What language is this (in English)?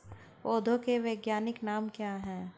Hindi